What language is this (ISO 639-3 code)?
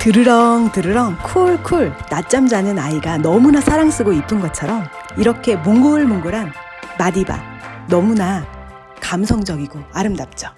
kor